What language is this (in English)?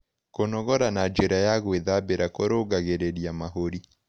Kikuyu